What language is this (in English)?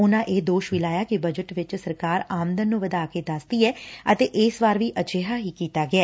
Punjabi